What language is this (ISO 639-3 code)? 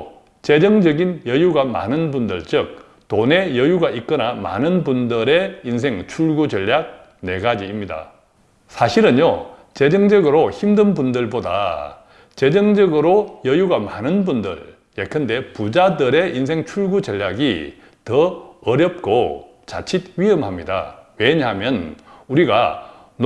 kor